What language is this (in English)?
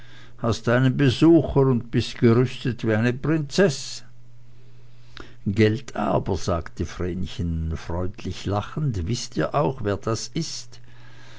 German